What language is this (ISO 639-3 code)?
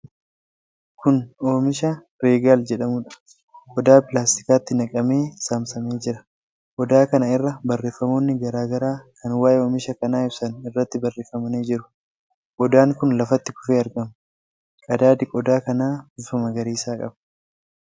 orm